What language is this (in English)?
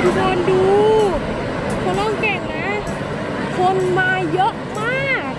Thai